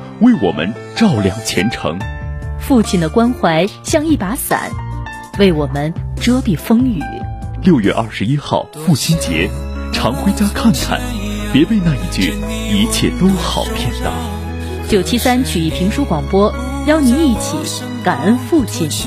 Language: Chinese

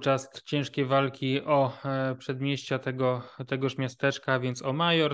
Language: Polish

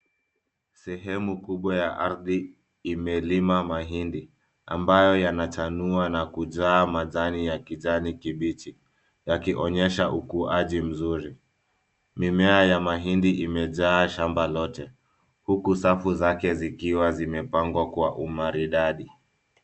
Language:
Swahili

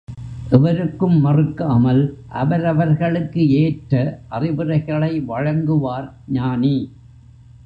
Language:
Tamil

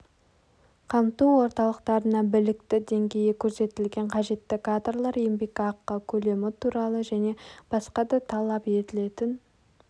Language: Kazakh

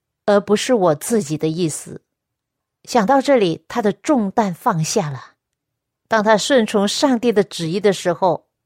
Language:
Chinese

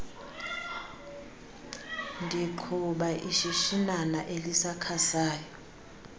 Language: Xhosa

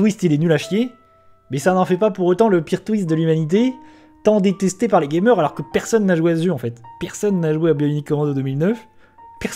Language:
French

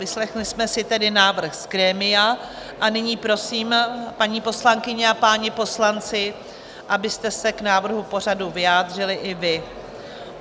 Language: Czech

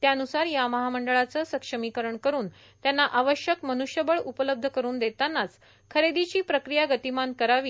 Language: Marathi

